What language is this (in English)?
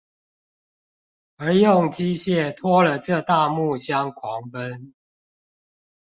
Chinese